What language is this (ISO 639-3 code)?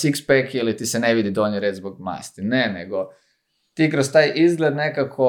hrv